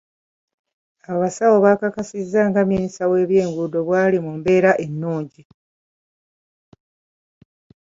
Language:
Ganda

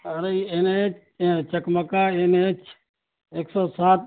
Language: Urdu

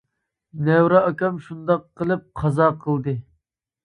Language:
Uyghur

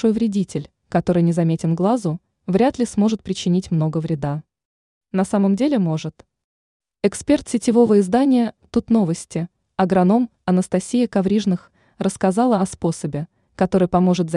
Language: Russian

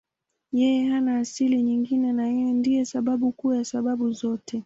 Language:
Swahili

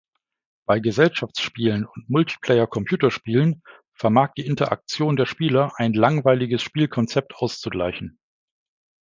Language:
German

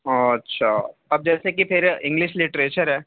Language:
Urdu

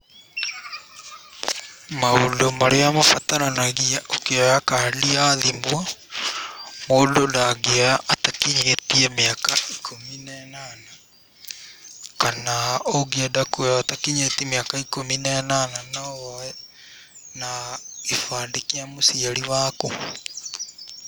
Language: Kikuyu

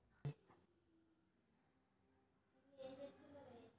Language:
Telugu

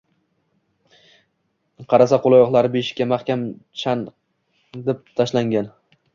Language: Uzbek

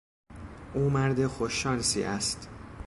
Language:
Persian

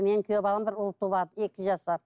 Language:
Kazakh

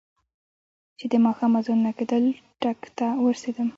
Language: Pashto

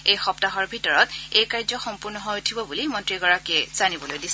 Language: Assamese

